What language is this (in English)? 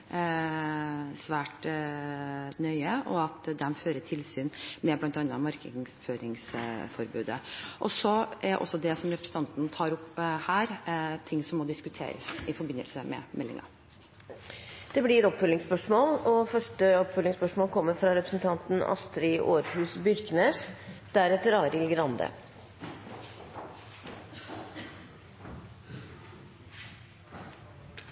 Norwegian